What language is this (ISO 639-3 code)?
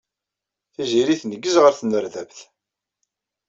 kab